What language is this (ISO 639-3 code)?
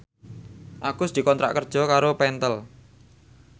jav